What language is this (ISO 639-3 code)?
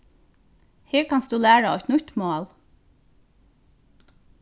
fao